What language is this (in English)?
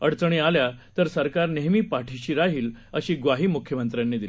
Marathi